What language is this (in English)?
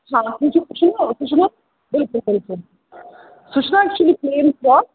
Kashmiri